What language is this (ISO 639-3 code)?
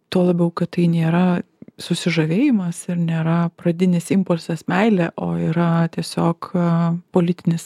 lit